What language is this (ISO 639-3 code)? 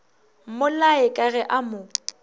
nso